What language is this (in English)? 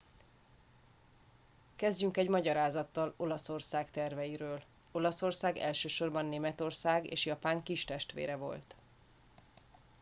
Hungarian